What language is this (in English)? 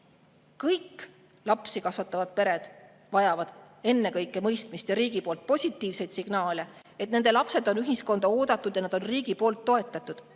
Estonian